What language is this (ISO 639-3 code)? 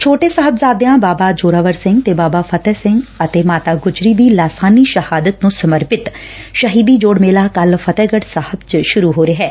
pan